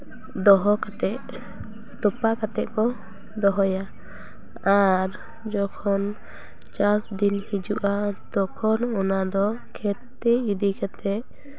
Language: Santali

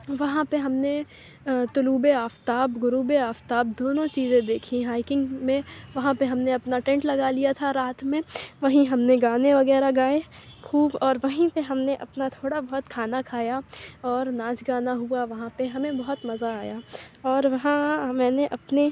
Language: Urdu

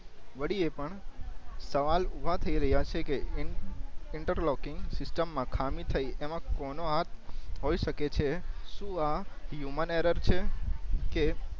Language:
Gujarati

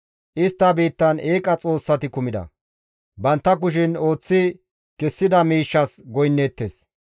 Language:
Gamo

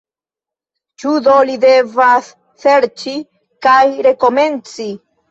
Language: Esperanto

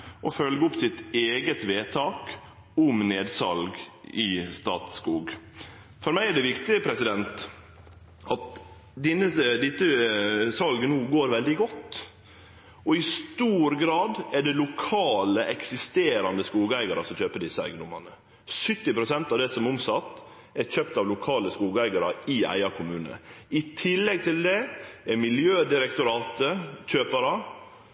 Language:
Norwegian Nynorsk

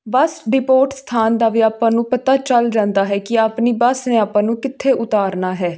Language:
Punjabi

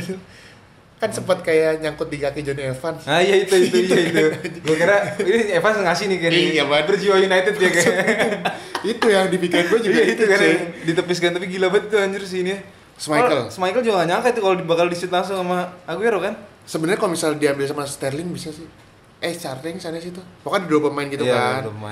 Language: Indonesian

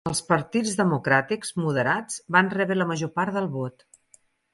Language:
Catalan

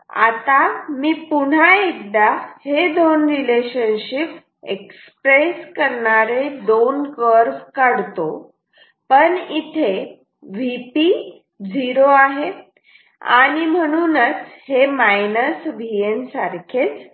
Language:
Marathi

